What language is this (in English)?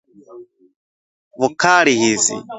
Swahili